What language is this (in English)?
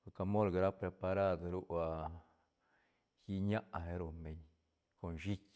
Santa Catarina Albarradas Zapotec